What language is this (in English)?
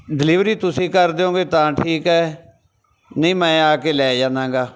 Punjabi